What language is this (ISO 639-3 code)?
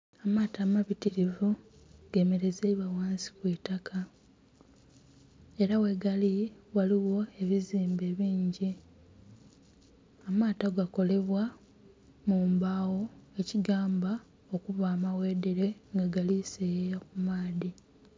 xog